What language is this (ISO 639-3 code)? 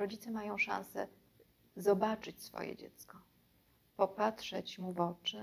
pol